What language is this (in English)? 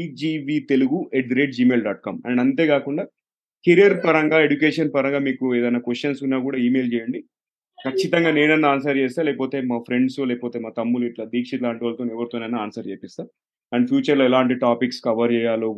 Telugu